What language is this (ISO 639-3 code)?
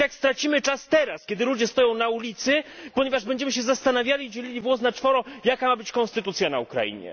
pol